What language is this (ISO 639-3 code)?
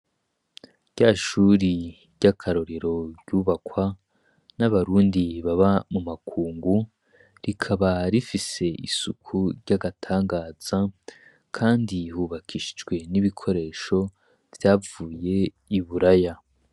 run